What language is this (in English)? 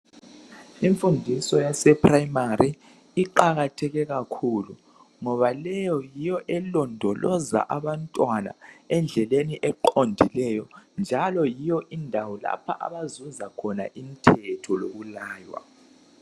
North Ndebele